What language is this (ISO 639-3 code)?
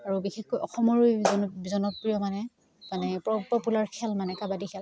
asm